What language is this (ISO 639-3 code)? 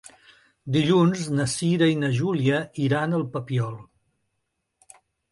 cat